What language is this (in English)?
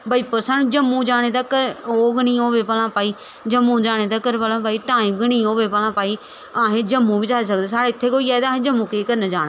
Dogri